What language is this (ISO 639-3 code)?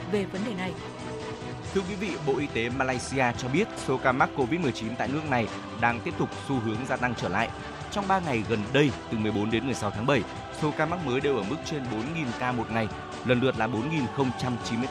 vie